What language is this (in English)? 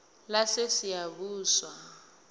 South Ndebele